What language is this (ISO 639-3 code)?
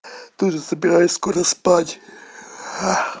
rus